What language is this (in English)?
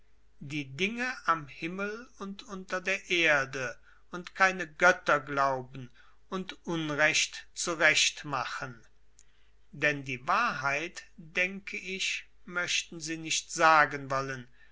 German